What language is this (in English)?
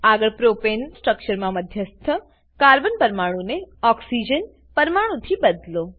Gujarati